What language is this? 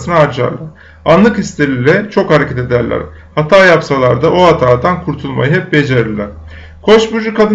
Turkish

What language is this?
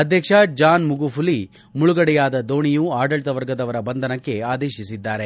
Kannada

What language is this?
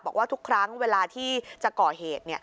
Thai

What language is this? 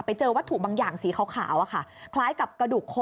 Thai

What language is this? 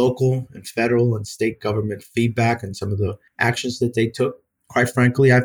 English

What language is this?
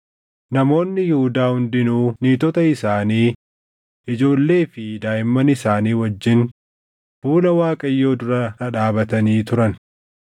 Oromo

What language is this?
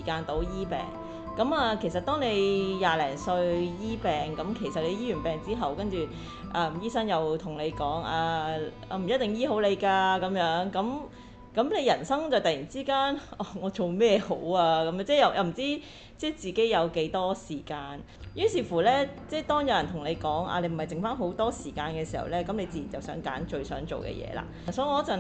Chinese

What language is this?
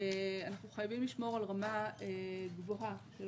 Hebrew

